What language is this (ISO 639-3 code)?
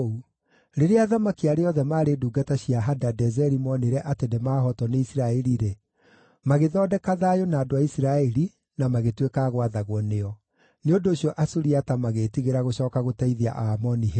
kik